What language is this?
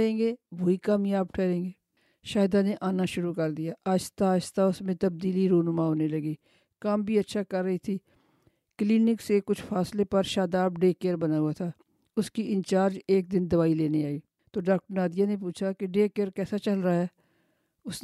Urdu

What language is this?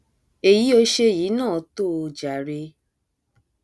Yoruba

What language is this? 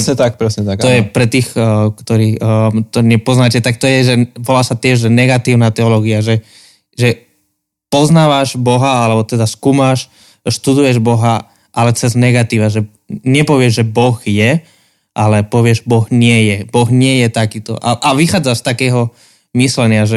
Slovak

